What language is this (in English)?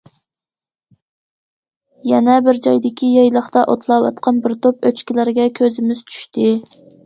Uyghur